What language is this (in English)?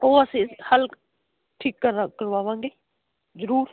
Punjabi